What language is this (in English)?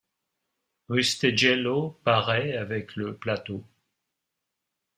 French